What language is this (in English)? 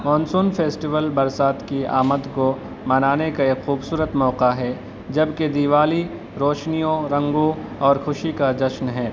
Urdu